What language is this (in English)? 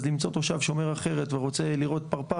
Hebrew